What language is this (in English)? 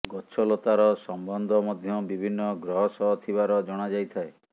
Odia